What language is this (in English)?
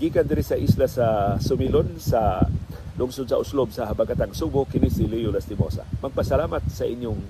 Filipino